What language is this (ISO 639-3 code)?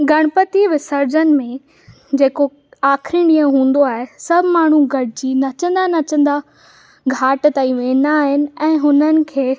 snd